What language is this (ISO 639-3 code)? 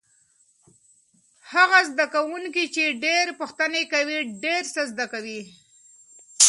pus